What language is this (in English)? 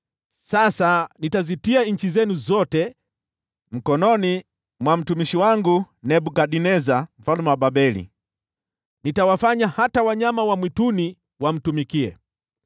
Swahili